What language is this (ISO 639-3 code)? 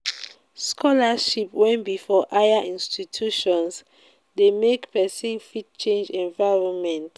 pcm